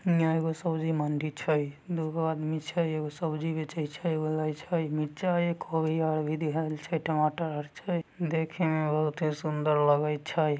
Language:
Magahi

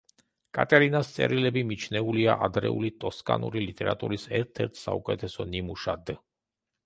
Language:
Georgian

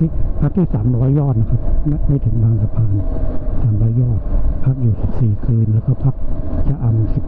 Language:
Thai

